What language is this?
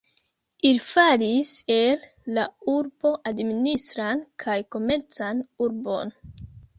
Esperanto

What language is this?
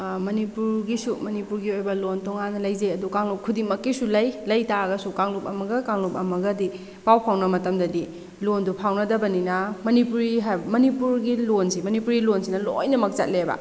Manipuri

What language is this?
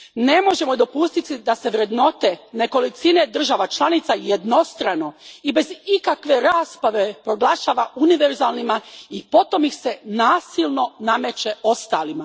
Croatian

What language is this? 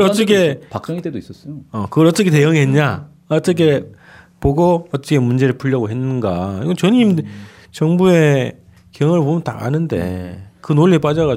Korean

